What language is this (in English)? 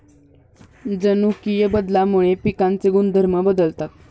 Marathi